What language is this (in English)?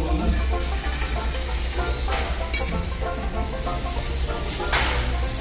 Turkish